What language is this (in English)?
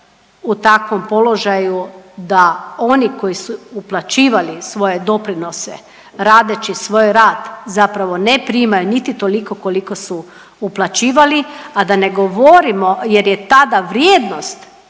Croatian